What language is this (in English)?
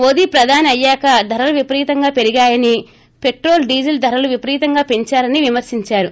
Telugu